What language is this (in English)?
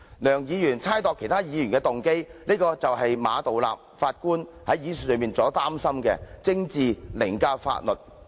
Cantonese